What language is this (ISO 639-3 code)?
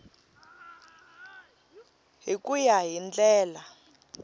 tso